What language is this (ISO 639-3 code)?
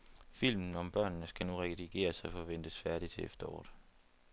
dan